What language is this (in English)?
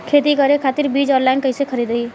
Bhojpuri